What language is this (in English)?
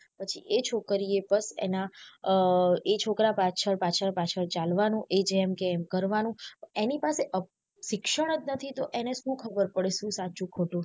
Gujarati